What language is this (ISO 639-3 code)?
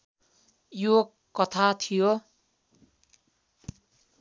nep